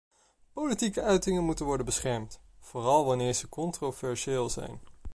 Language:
Dutch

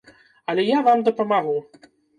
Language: Belarusian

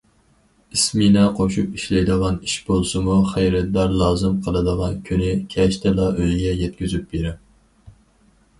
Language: Uyghur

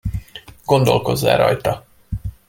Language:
Hungarian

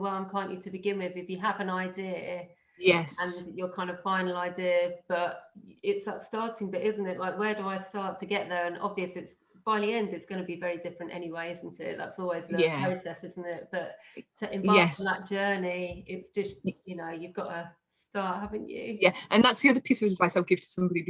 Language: English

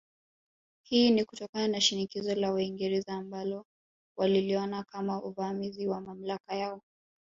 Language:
Swahili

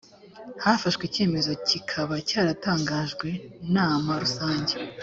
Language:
Kinyarwanda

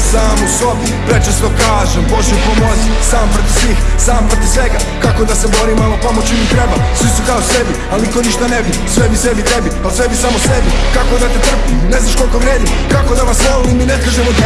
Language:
Bosnian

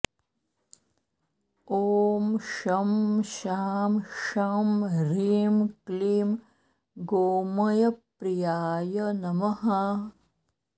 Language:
Sanskrit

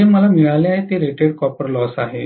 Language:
Marathi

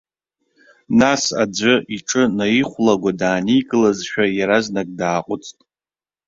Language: Abkhazian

